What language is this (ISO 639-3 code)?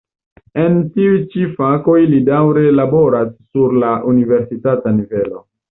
epo